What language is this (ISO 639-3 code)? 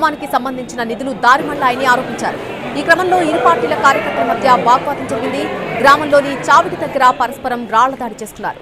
tel